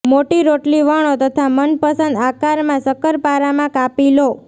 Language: Gujarati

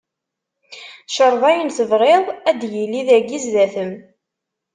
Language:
Kabyle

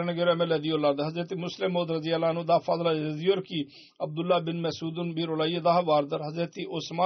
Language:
Turkish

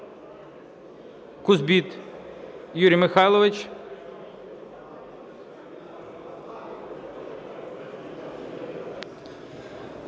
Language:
Ukrainian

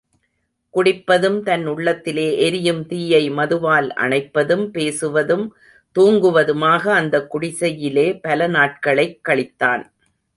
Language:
Tamil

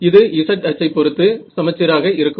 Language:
Tamil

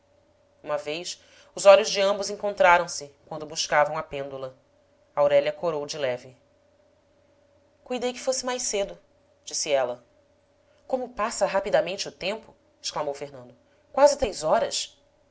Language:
Portuguese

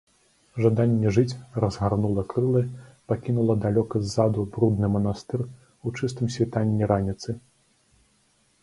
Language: Belarusian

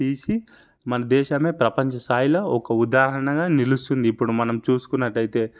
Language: Telugu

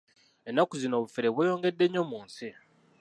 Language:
Ganda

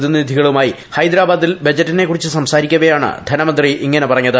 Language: Malayalam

